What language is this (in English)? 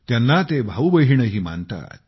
Marathi